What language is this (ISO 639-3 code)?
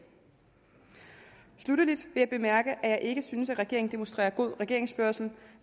dan